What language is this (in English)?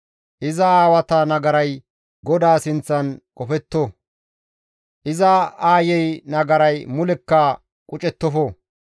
Gamo